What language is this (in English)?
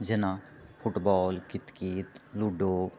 Maithili